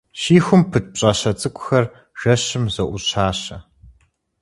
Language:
Kabardian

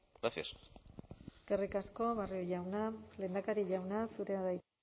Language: Basque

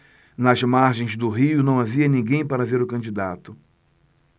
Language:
Portuguese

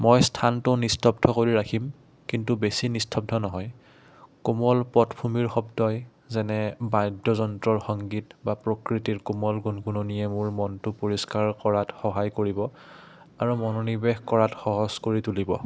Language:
Assamese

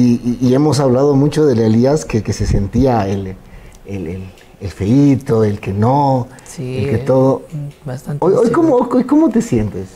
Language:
Spanish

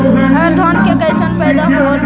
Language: Magahi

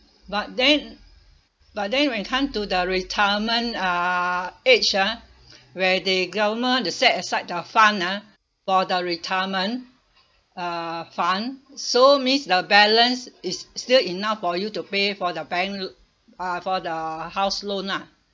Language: English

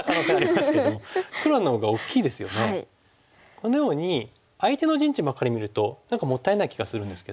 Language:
Japanese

